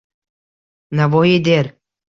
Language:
Uzbek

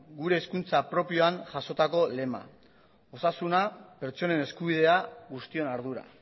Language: Basque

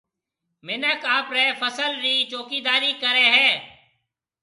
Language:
Marwari (Pakistan)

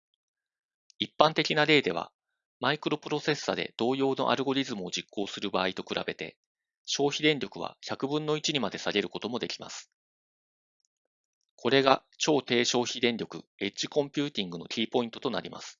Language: Japanese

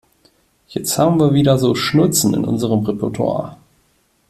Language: German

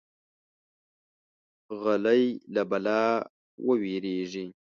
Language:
Pashto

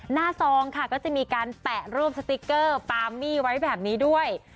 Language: Thai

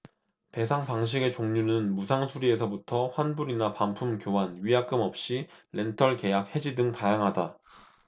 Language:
Korean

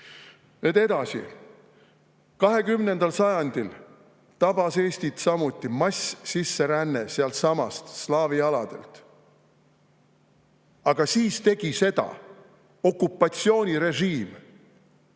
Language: Estonian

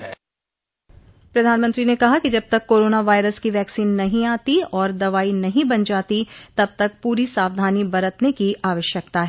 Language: Hindi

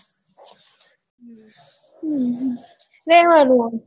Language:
Gujarati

